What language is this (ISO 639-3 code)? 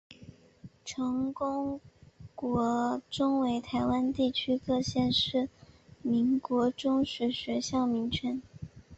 zho